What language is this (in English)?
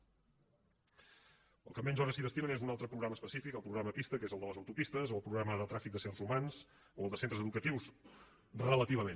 Catalan